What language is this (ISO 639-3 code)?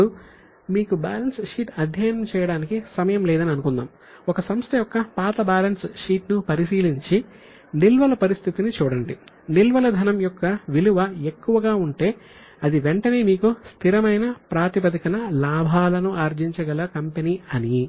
tel